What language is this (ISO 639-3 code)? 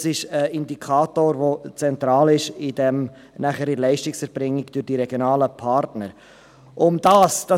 gsw